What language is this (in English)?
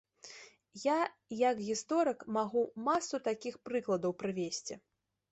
Belarusian